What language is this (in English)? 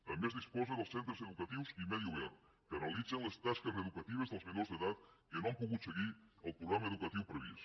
Catalan